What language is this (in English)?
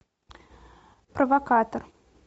Russian